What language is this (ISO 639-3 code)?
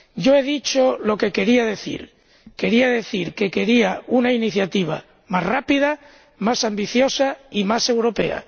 spa